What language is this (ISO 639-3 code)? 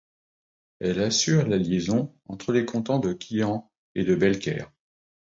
fra